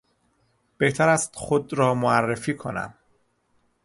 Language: Persian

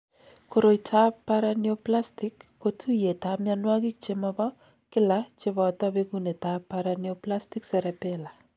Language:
Kalenjin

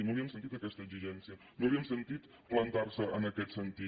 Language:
Catalan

